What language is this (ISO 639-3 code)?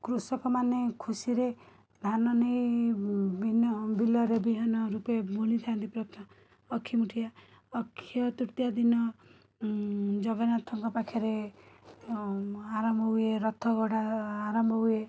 ori